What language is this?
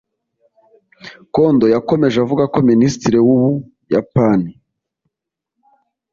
Kinyarwanda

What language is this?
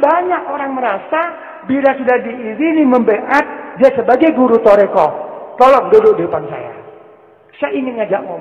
Indonesian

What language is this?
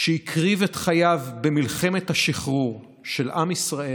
Hebrew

